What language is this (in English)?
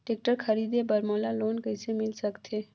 Chhattisgarhi